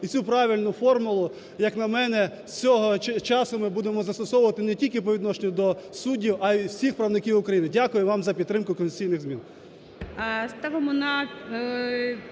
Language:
Ukrainian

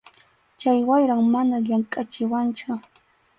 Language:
Arequipa-La Unión Quechua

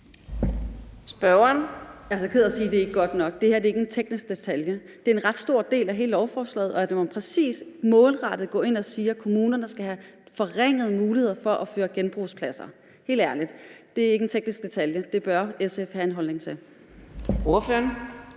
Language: Danish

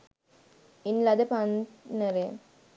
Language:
Sinhala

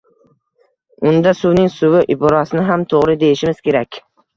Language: Uzbek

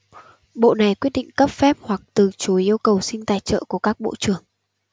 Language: Vietnamese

